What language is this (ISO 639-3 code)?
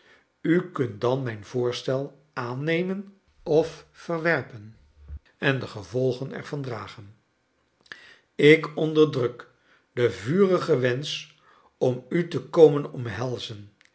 nld